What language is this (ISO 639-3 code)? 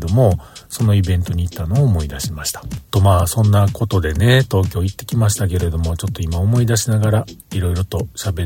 jpn